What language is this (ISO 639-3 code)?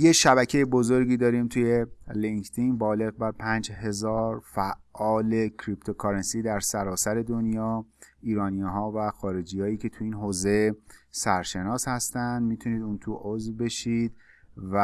fas